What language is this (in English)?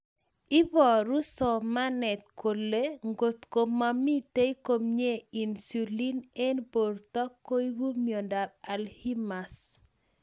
Kalenjin